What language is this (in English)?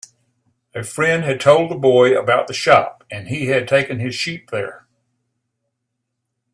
English